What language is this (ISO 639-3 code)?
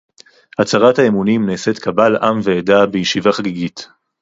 heb